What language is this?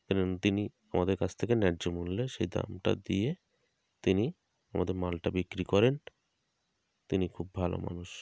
Bangla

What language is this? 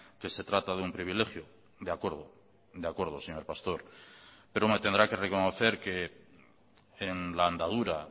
Spanish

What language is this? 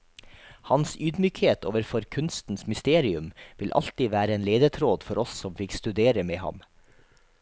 Norwegian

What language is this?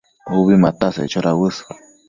Matsés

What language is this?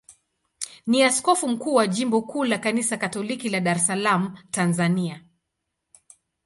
Swahili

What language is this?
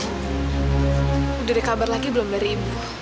Indonesian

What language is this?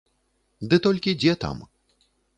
Belarusian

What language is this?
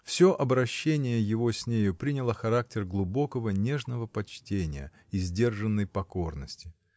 Russian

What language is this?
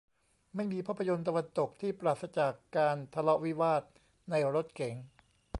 Thai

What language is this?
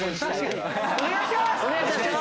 Japanese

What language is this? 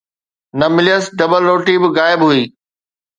Sindhi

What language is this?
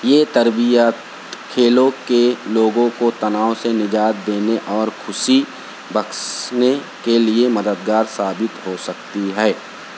Urdu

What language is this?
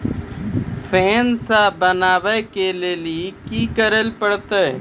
Maithili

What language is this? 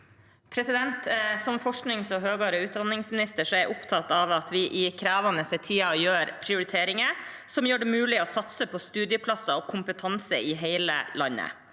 Norwegian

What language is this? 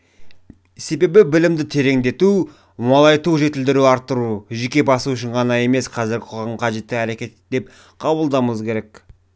Kazakh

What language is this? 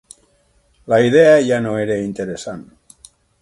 Catalan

